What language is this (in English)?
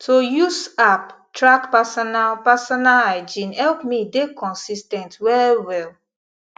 Nigerian Pidgin